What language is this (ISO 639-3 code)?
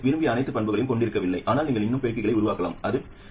tam